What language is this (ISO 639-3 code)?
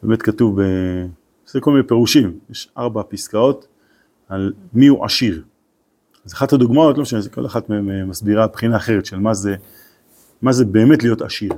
heb